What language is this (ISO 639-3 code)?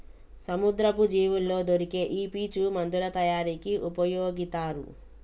tel